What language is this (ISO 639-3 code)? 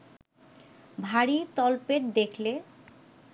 ben